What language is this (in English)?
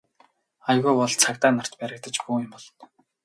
Mongolian